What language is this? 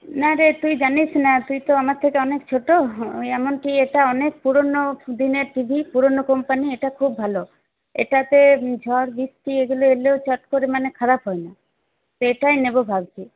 Bangla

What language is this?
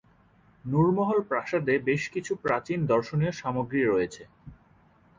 Bangla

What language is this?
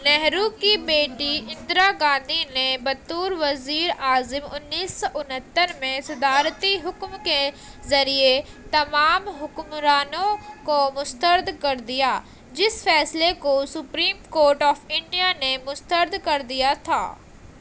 Urdu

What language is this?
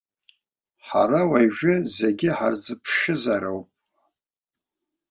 Abkhazian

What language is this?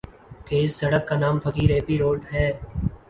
Urdu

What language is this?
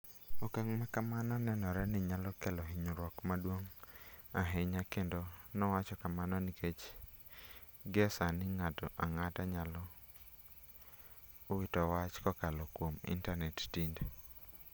Luo (Kenya and Tanzania)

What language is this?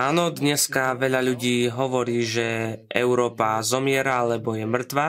Slovak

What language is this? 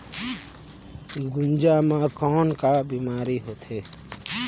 Chhattisgarhi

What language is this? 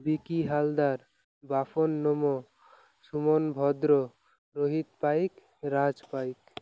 Odia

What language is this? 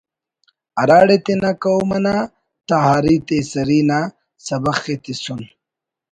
Brahui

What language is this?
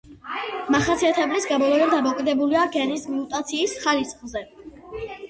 Georgian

